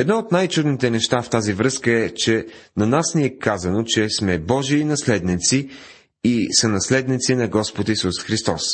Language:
Bulgarian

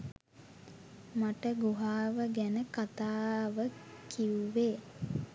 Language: Sinhala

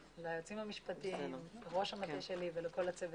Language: Hebrew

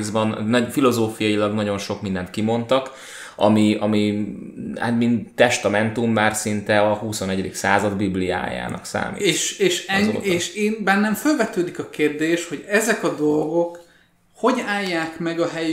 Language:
Hungarian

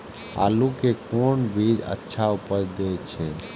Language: Maithili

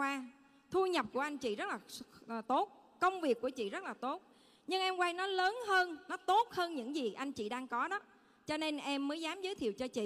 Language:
Vietnamese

